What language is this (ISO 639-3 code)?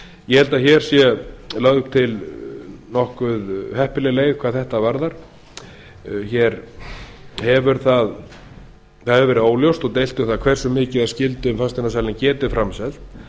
isl